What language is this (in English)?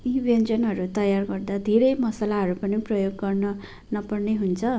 Nepali